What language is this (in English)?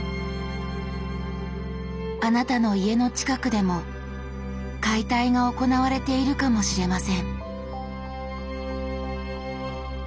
Japanese